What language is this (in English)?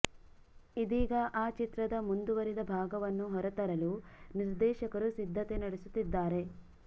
Kannada